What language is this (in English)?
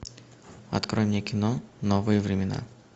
Russian